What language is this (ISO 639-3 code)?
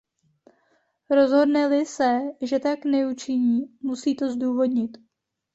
ces